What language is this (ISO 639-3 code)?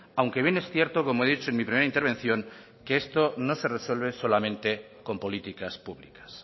spa